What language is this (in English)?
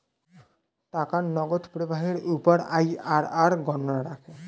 Bangla